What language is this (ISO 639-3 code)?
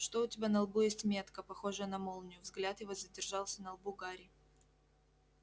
rus